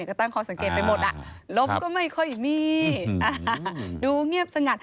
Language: Thai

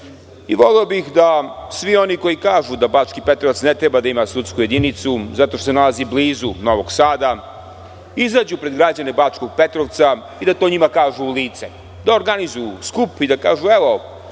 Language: Serbian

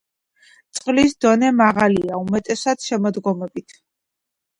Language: Georgian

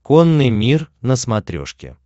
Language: Russian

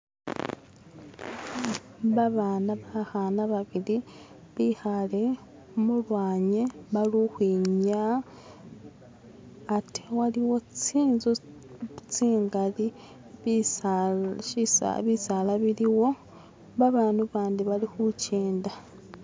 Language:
Masaaba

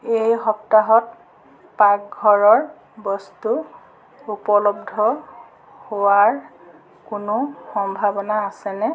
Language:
Assamese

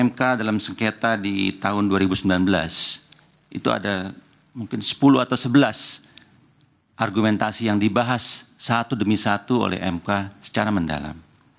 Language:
Indonesian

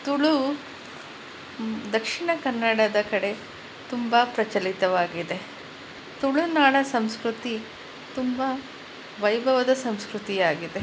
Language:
Kannada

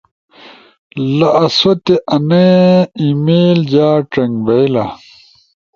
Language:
Ushojo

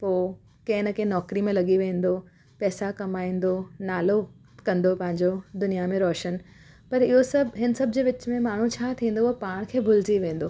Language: Sindhi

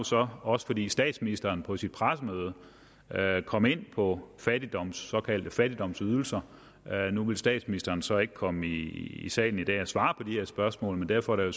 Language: Danish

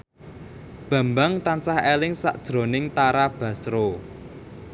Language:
Javanese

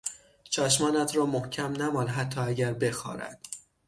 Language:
Persian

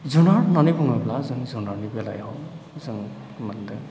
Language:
Bodo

